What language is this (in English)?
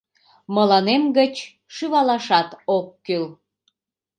Mari